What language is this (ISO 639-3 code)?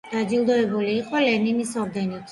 kat